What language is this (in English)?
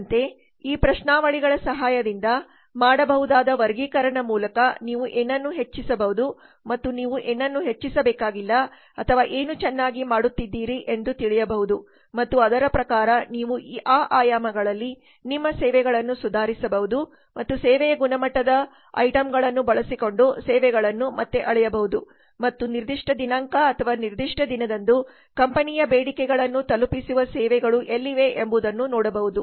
Kannada